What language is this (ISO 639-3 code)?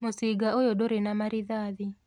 kik